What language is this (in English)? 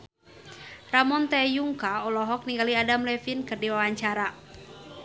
Sundanese